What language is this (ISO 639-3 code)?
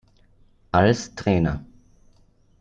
deu